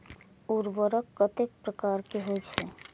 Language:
Maithili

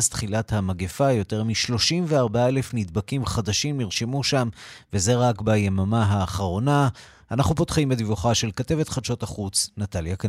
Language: Hebrew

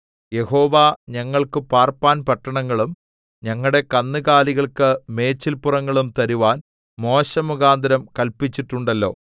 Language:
Malayalam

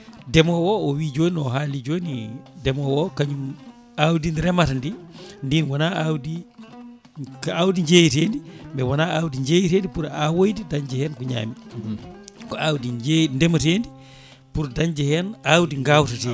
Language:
Fula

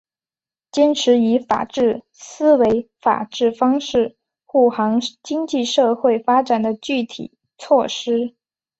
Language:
Chinese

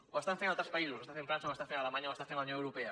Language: Catalan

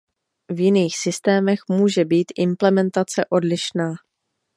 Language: Czech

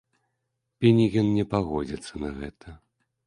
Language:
Belarusian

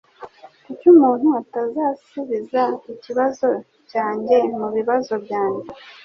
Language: Kinyarwanda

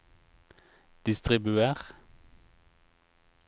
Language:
Norwegian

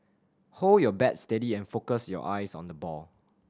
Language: English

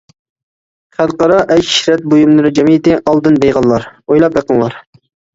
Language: Uyghur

